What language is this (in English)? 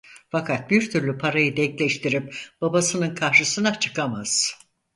Turkish